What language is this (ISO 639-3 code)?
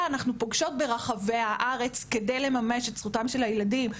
heb